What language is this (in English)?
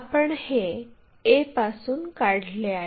Marathi